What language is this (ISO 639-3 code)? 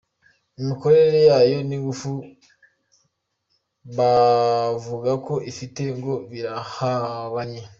kin